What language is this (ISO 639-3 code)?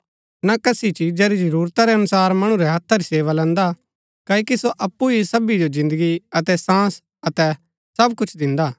gbk